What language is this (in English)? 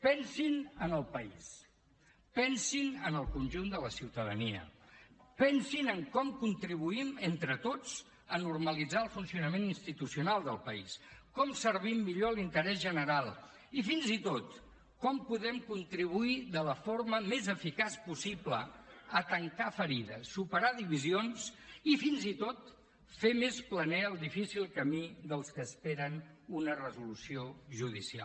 Catalan